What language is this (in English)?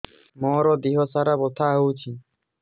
Odia